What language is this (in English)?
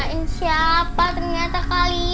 Indonesian